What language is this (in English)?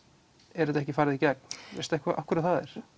Icelandic